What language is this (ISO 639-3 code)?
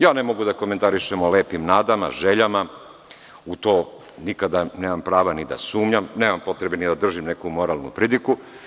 srp